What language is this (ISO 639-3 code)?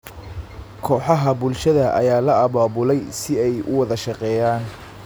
som